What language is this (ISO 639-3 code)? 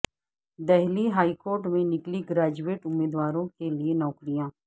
urd